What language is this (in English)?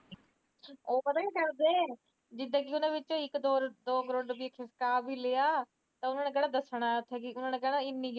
Punjabi